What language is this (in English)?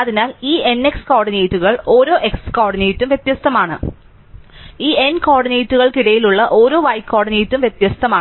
Malayalam